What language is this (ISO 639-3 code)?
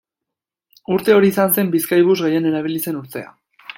eus